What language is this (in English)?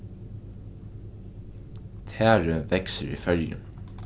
Faroese